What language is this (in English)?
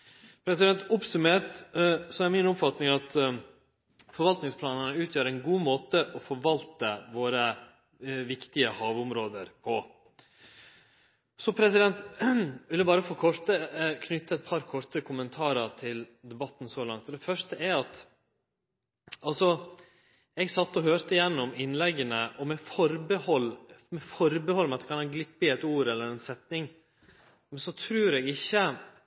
Norwegian Nynorsk